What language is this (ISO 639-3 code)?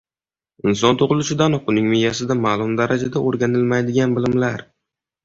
uzb